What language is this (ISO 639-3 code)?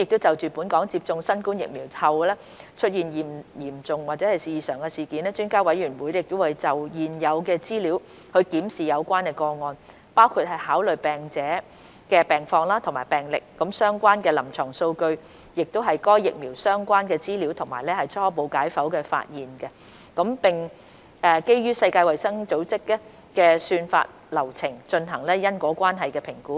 yue